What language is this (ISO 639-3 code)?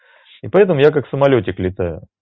rus